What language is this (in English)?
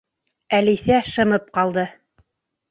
Bashkir